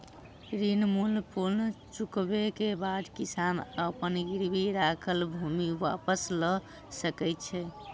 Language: Maithili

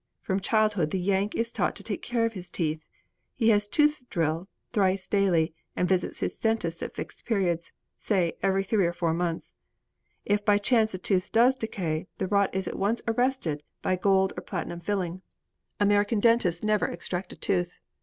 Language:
English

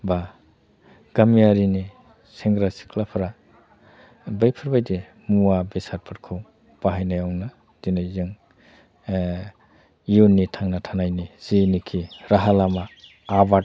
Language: Bodo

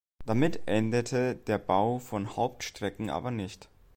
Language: German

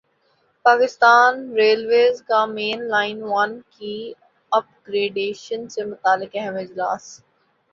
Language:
Urdu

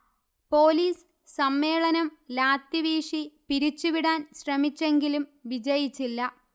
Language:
Malayalam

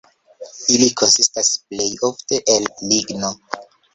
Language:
Esperanto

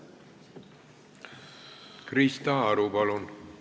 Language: Estonian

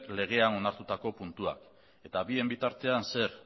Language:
Basque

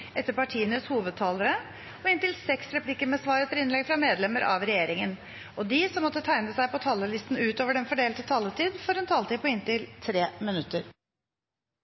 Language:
Norwegian Nynorsk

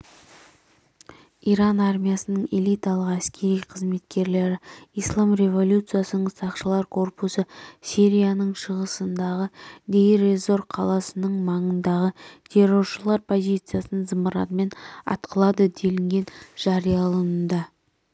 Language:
Kazakh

